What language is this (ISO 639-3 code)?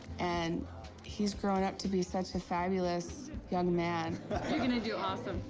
eng